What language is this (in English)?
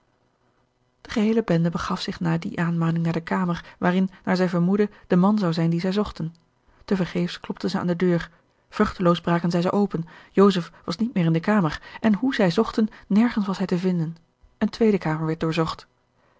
Dutch